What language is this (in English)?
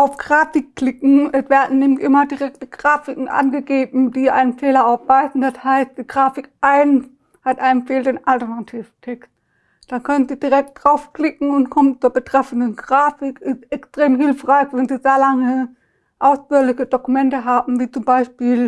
German